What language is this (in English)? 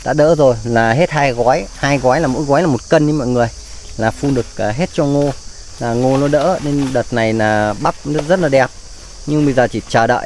Vietnamese